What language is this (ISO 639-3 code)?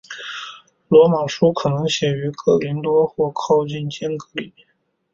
zho